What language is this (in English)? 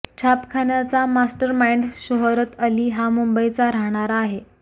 Marathi